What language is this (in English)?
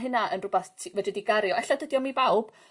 Welsh